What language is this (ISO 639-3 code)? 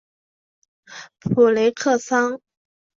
zho